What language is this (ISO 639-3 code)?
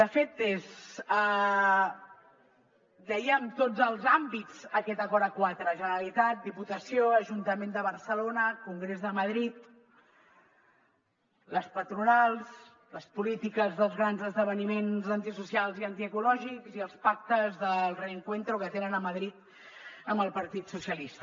cat